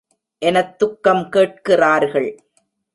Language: Tamil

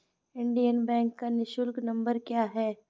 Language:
Hindi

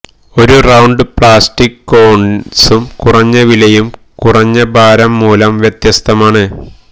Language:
Malayalam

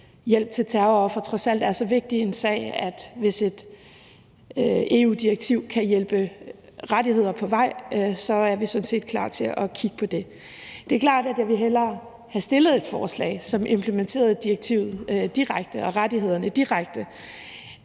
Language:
Danish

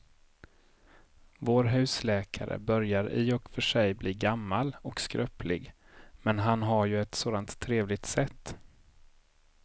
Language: Swedish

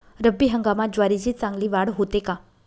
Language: Marathi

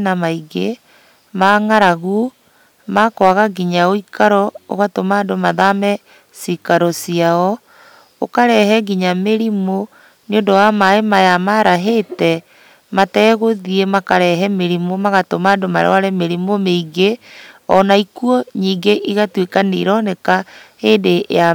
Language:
Kikuyu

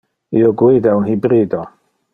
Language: Interlingua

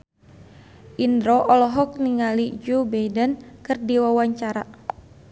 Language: Sundanese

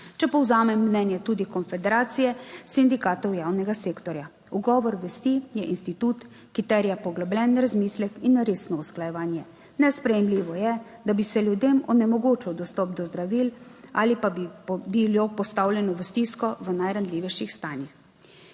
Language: Slovenian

